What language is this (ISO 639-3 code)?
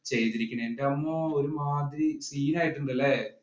mal